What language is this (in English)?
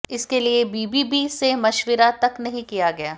Hindi